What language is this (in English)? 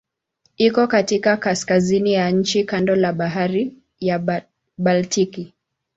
Swahili